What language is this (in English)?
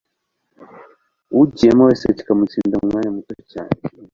Kinyarwanda